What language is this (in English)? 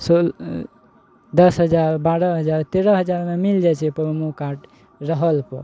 Maithili